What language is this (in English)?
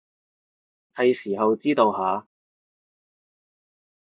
Cantonese